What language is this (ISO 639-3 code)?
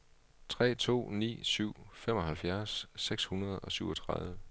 dan